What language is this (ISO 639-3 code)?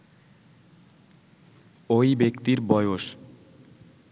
ben